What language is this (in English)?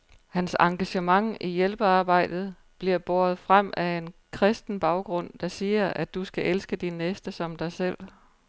Danish